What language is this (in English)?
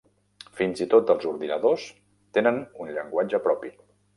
Catalan